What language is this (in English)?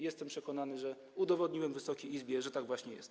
Polish